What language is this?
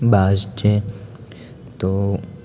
Gujarati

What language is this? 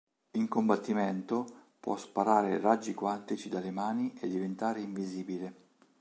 Italian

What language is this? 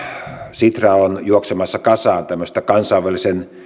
Finnish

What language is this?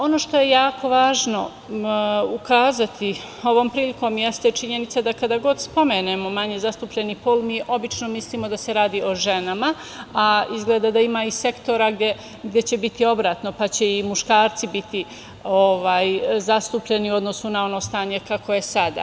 Serbian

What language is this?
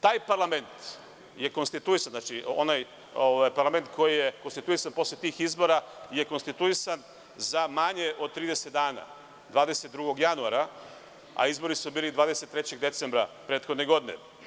Serbian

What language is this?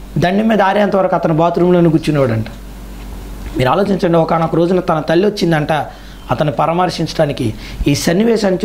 Indonesian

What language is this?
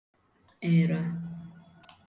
Igbo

